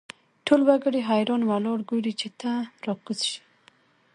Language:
Pashto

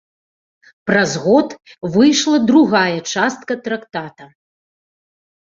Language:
Belarusian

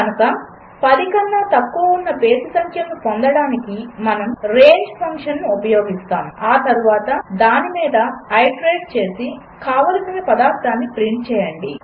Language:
Telugu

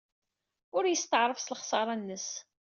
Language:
Kabyle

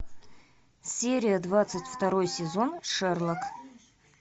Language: Russian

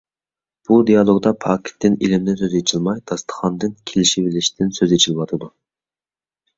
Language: Uyghur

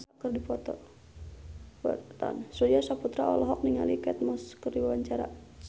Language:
Sundanese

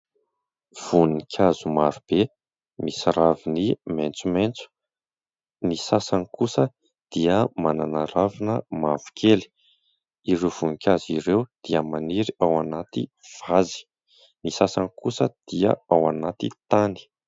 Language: Malagasy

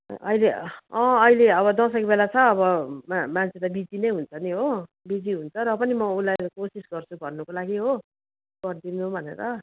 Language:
Nepali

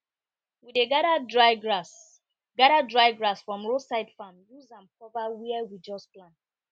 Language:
Nigerian Pidgin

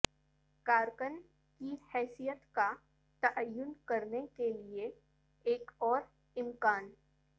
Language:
Urdu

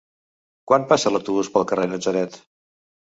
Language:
Catalan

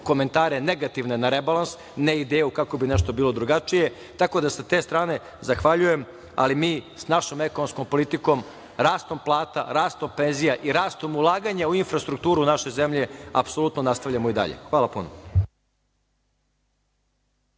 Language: Serbian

